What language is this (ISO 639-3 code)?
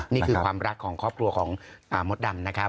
tha